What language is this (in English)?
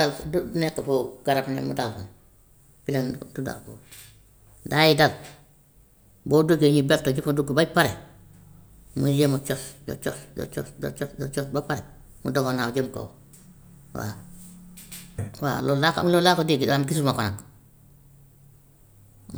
Gambian Wolof